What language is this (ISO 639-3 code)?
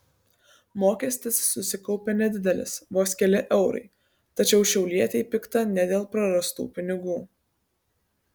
lit